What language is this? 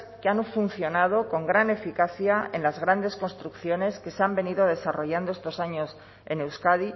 Spanish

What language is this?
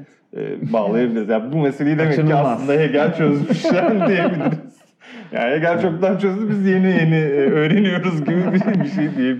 Turkish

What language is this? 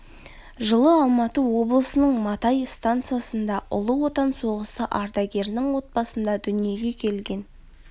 Kazakh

